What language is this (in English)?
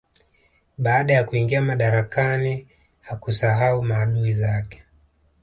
Swahili